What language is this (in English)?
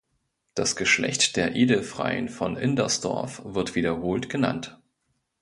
German